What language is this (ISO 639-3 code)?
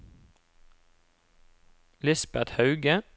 nor